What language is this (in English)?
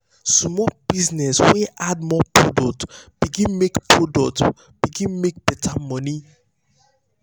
Nigerian Pidgin